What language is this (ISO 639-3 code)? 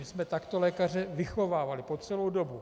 ces